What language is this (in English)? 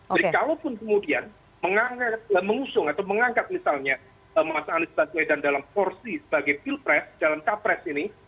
Indonesian